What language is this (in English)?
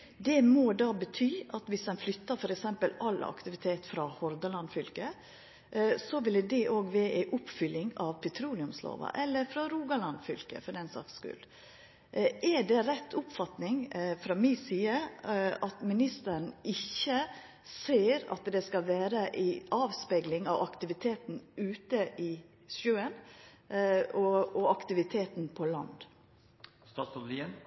Norwegian Nynorsk